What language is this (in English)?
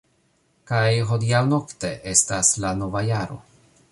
Esperanto